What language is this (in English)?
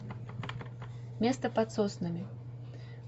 Russian